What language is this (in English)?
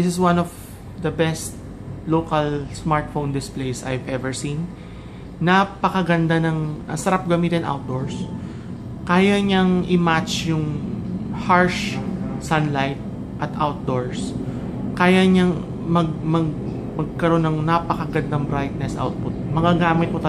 Filipino